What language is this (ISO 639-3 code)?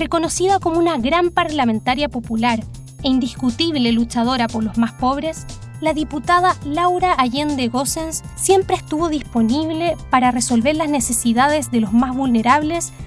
spa